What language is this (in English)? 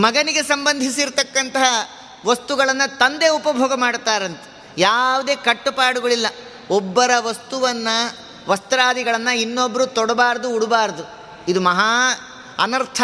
Kannada